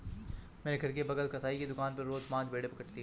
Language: Hindi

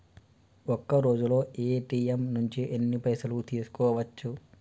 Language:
Telugu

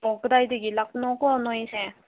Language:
Manipuri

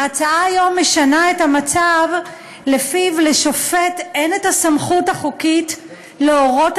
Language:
Hebrew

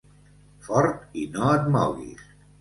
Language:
Catalan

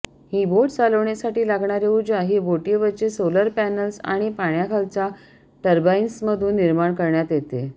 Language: Marathi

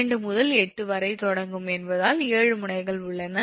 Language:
Tamil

